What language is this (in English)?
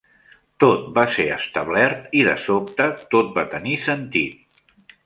Catalan